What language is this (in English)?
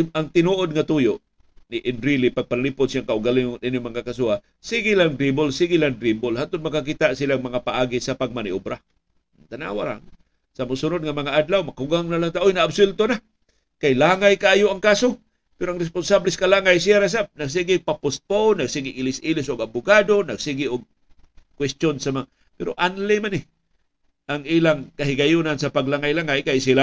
Filipino